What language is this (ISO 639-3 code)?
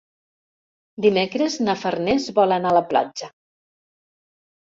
cat